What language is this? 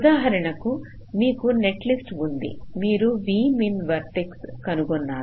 Telugu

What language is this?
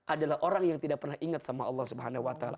Indonesian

